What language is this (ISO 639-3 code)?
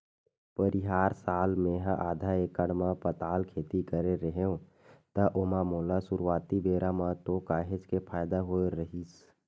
hne